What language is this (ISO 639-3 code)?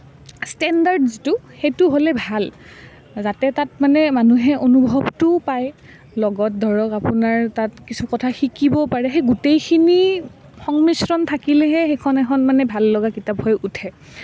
asm